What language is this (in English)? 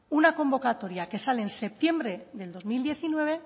Spanish